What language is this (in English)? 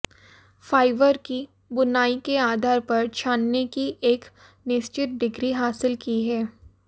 Hindi